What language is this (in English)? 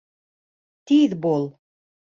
Bashkir